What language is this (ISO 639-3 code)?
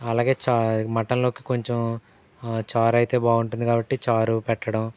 tel